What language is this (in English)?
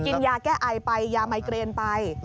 Thai